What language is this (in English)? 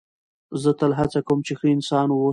Pashto